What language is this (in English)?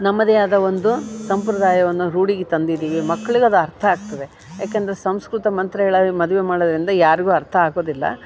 Kannada